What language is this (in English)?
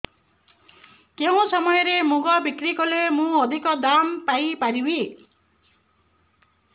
Odia